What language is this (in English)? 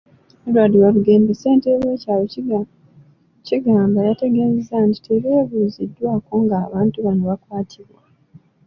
Ganda